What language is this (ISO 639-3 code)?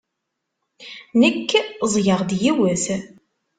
kab